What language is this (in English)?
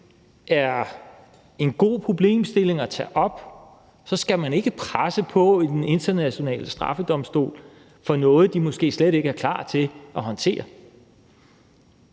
Danish